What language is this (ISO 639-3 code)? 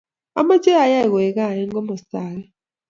kln